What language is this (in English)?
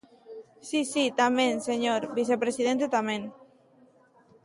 Galician